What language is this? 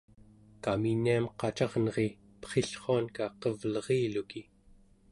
Central Yupik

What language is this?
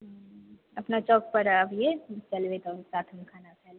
Maithili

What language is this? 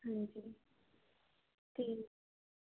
Punjabi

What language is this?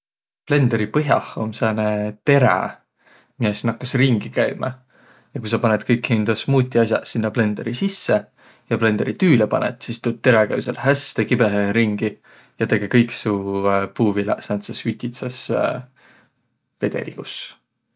Võro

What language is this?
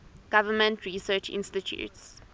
English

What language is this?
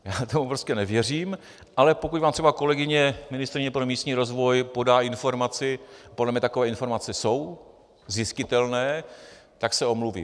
Czech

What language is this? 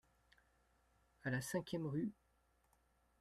French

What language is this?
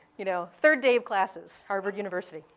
English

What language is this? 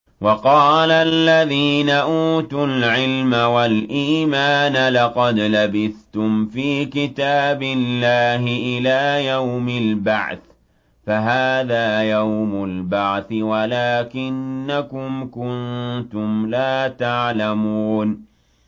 Arabic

